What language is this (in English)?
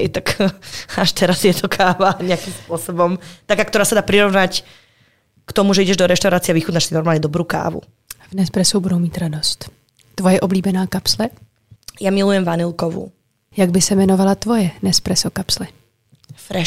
Czech